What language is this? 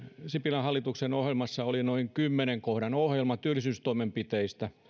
Finnish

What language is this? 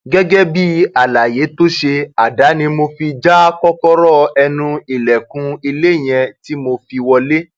Yoruba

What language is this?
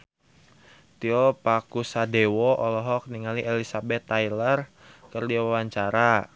Sundanese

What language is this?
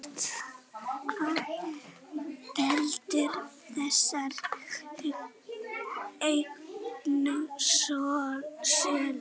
Icelandic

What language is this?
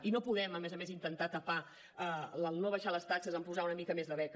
Catalan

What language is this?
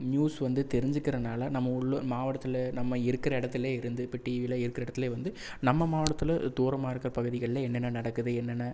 Tamil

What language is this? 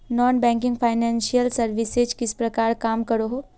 Magahi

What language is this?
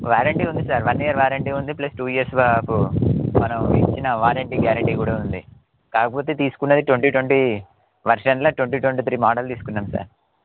Telugu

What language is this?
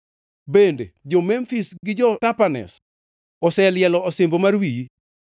Luo (Kenya and Tanzania)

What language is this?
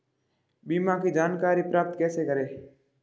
Hindi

